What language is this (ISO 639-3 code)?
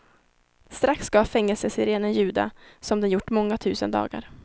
swe